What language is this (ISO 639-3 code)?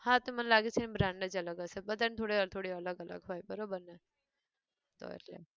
guj